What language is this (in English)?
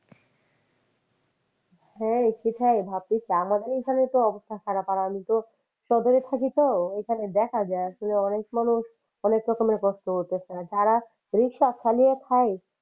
Bangla